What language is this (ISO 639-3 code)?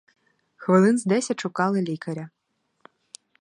ukr